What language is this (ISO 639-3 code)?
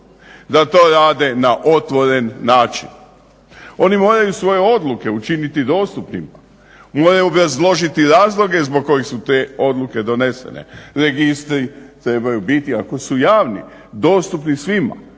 hrv